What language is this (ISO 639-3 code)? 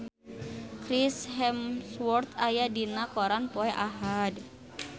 sun